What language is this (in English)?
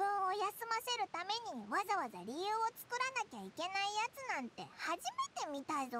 Japanese